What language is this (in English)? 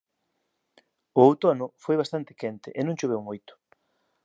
Galician